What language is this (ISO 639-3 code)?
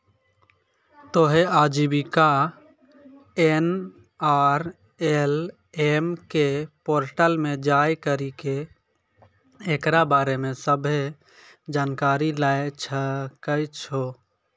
mai